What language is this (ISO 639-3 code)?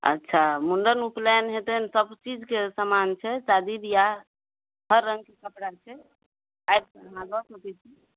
mai